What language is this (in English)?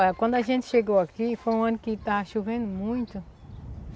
Portuguese